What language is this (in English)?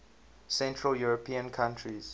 English